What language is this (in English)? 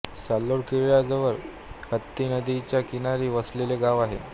Marathi